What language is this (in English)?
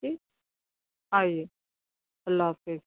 Urdu